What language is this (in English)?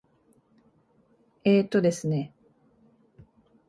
Japanese